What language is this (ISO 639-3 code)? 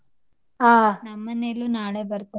kan